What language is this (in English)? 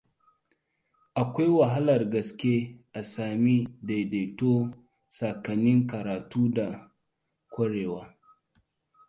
Hausa